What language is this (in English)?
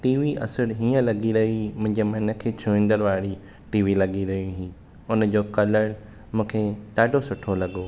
Sindhi